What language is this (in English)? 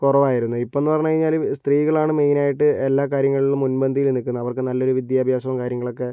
Malayalam